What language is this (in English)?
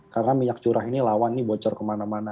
Indonesian